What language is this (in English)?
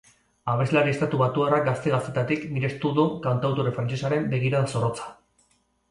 Basque